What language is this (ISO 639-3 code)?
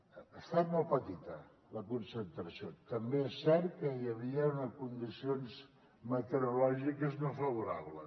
cat